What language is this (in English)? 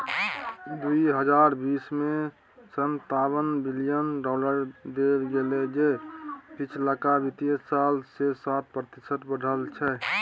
Maithili